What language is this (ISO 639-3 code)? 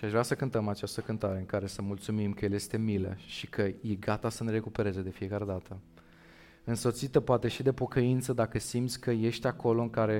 ron